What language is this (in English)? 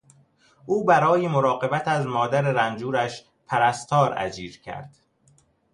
Persian